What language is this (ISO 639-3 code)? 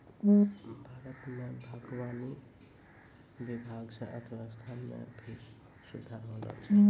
mai